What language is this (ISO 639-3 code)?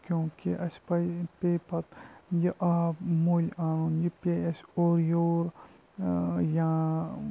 kas